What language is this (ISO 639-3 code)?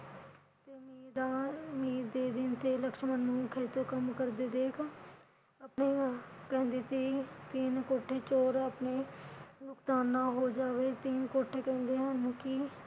pan